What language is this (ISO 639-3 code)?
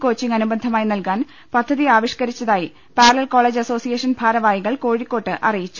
mal